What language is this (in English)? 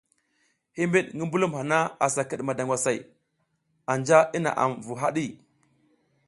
South Giziga